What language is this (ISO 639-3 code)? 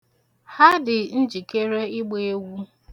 ibo